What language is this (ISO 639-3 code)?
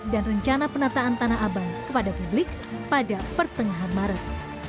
ind